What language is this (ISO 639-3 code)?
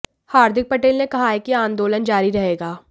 hin